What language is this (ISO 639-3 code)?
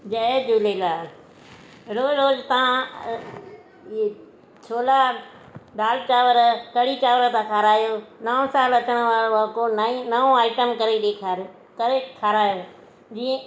snd